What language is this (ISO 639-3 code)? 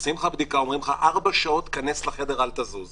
heb